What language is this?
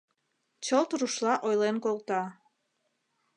Mari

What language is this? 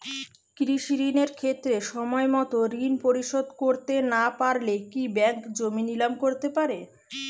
Bangla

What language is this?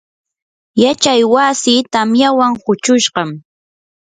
Yanahuanca Pasco Quechua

